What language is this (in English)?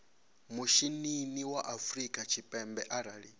Venda